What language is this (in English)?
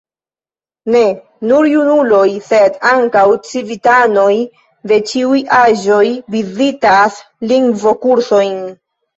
Esperanto